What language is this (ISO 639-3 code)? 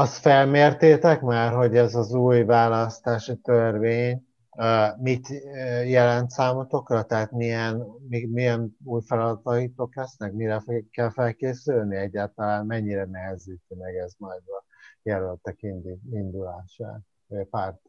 hun